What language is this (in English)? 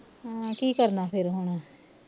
Punjabi